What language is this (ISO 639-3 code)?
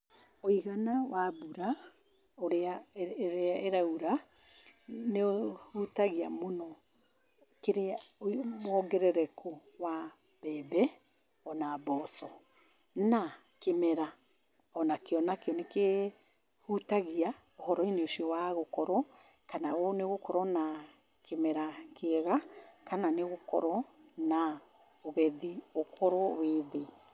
kik